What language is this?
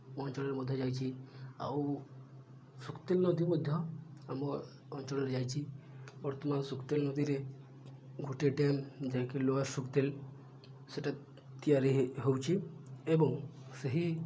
Odia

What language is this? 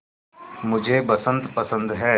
Hindi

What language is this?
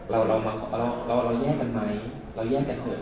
Thai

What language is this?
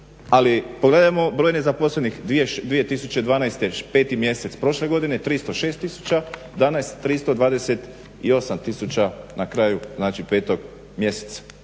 Croatian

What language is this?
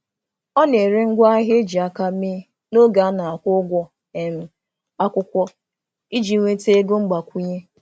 Igbo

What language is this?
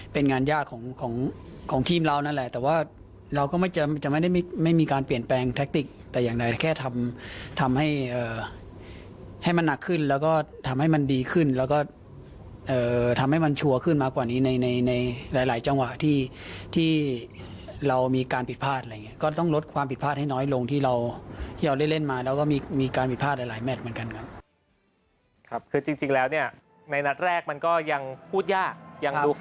Thai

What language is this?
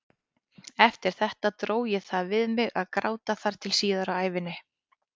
Icelandic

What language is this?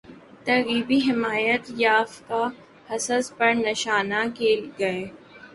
Urdu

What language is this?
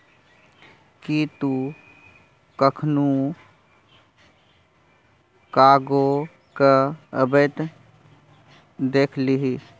Maithili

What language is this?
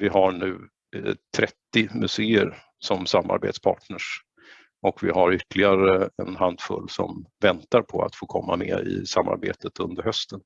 Swedish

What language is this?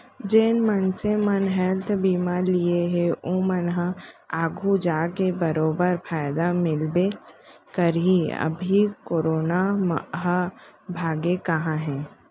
Chhattisgarhi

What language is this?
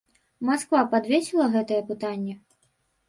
Belarusian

